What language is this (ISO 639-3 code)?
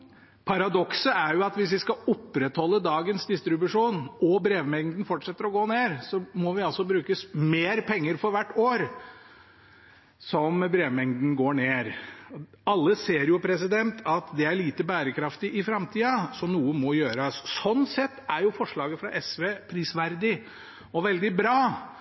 nob